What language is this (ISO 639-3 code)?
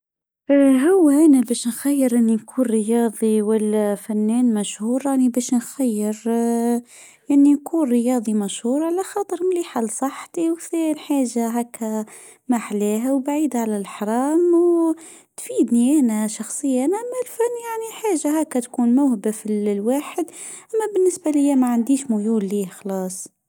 aeb